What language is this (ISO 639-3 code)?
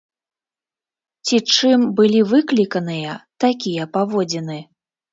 bel